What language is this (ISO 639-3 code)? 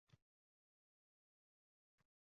uzb